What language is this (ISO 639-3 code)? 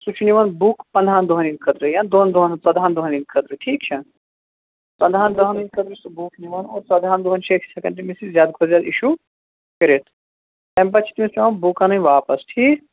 kas